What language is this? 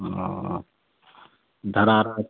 Maithili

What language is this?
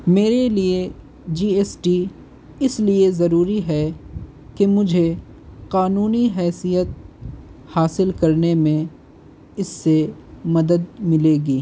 Urdu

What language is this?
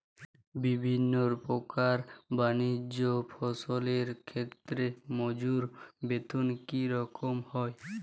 Bangla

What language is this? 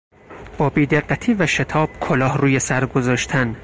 Persian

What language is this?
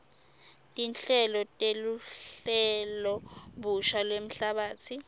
Swati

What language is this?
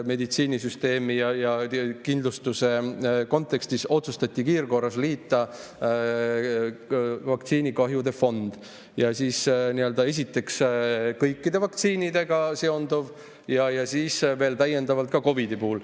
Estonian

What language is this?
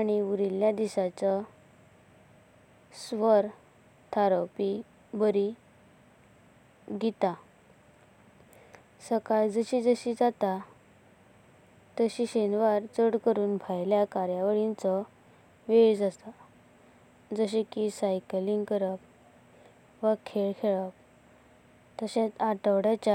Konkani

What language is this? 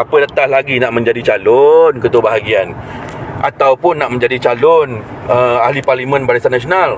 Malay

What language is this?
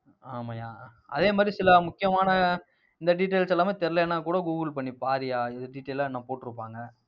Tamil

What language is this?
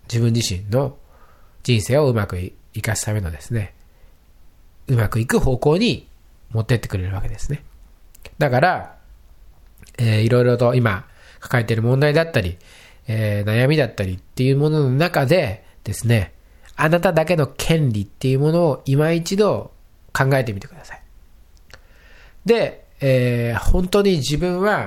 Japanese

